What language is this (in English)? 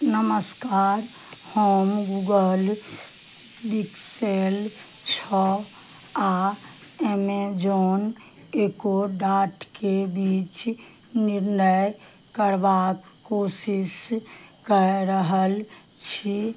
Maithili